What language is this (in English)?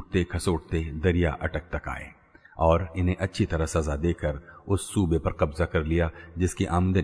Hindi